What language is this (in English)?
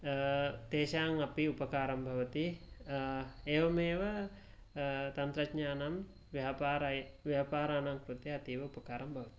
Sanskrit